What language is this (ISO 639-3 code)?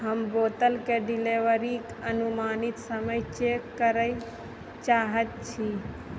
mai